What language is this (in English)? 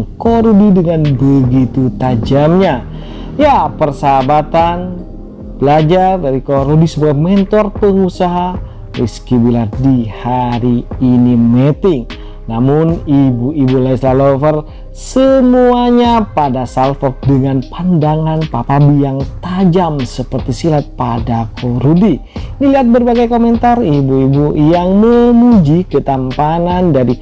Indonesian